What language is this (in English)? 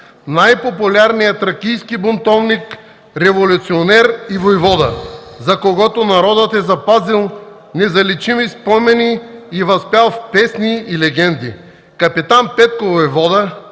Bulgarian